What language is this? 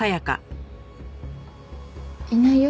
Japanese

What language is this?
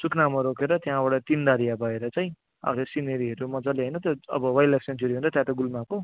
Nepali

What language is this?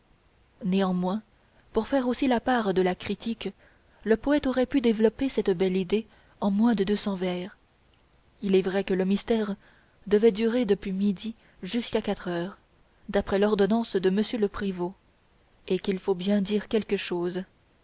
French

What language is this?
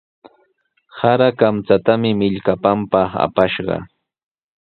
Sihuas Ancash Quechua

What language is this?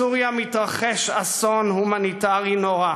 Hebrew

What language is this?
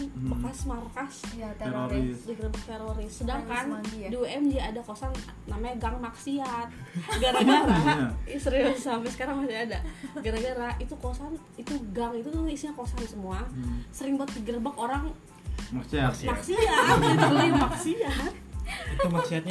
Indonesian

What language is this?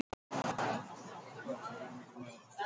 Icelandic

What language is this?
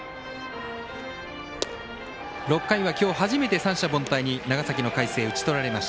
Japanese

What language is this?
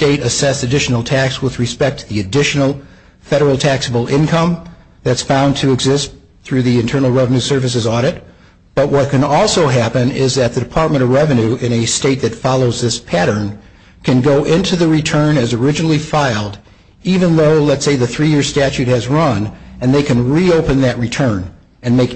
English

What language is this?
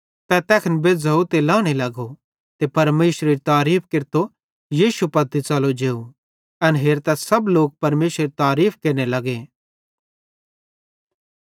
Bhadrawahi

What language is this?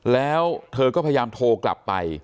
Thai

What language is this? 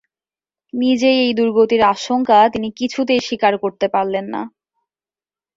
Bangla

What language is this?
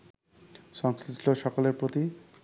Bangla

